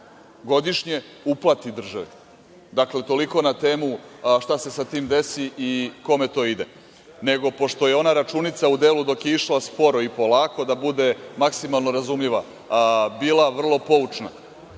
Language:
Serbian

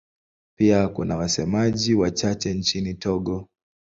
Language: Swahili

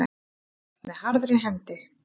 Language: Icelandic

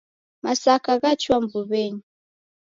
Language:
Taita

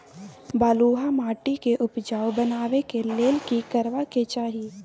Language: Maithili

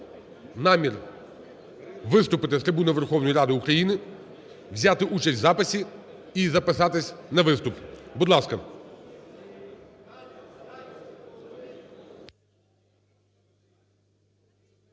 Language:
Ukrainian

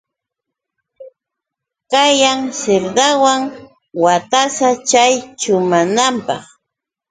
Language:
Yauyos Quechua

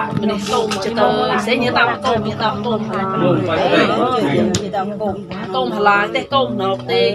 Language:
Thai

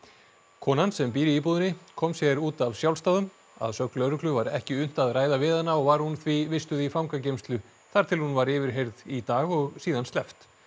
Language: Icelandic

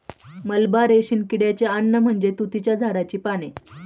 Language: Marathi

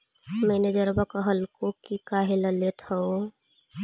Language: Magahi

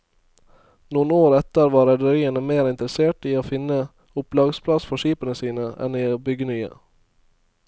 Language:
Norwegian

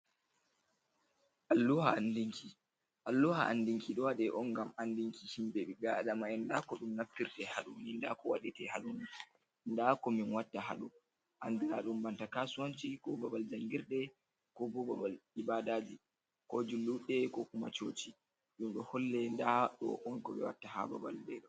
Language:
Fula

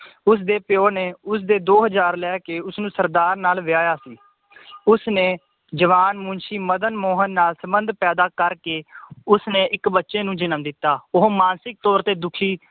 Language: Punjabi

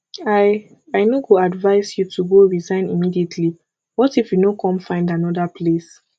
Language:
Nigerian Pidgin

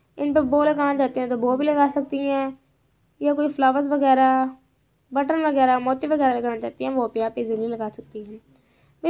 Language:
Hindi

